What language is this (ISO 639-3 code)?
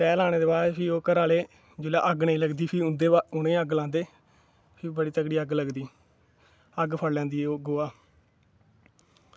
doi